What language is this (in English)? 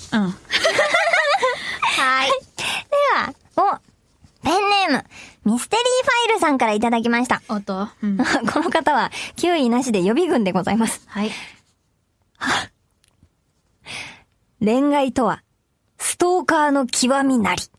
Japanese